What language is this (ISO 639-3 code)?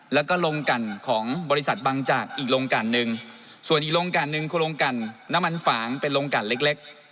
tha